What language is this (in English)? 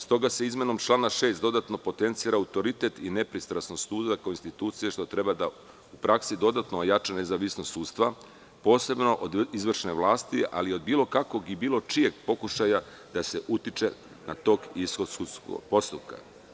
Serbian